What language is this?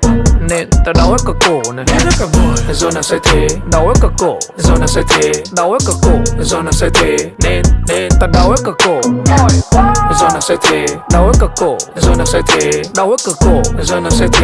Vietnamese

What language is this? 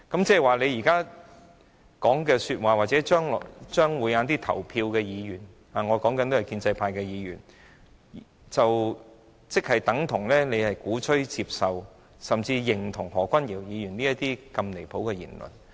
Cantonese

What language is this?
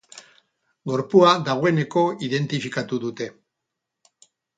Basque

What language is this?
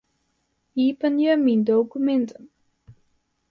Western Frisian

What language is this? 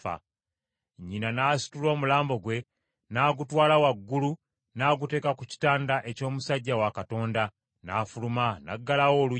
Ganda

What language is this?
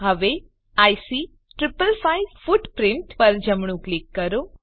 Gujarati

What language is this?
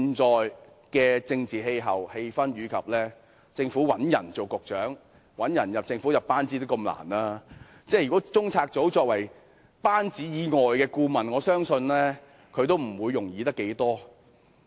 Cantonese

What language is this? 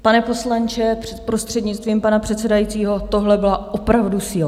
Czech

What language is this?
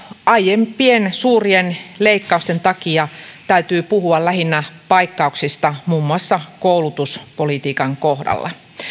Finnish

